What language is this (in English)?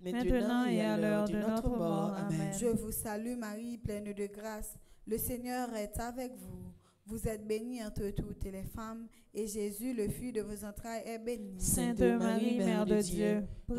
French